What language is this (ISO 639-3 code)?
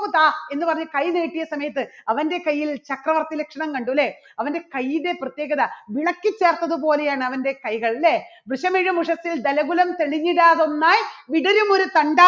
mal